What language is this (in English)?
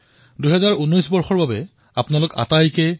Assamese